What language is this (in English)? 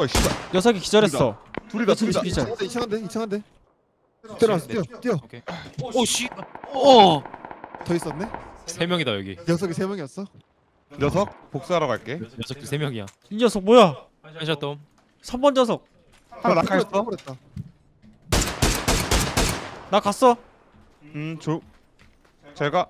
Korean